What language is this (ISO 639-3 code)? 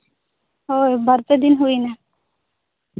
sat